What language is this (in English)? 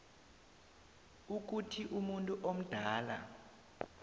South Ndebele